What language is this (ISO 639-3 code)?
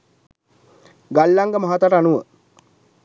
sin